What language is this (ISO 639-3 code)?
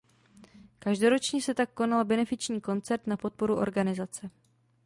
ces